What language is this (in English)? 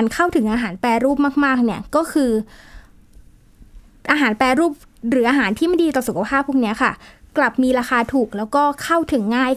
Thai